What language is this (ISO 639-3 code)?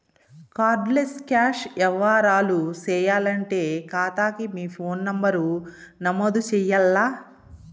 tel